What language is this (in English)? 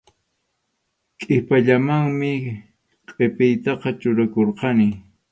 Arequipa-La Unión Quechua